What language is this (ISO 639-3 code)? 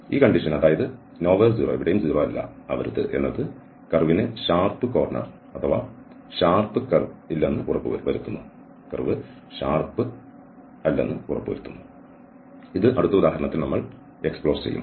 mal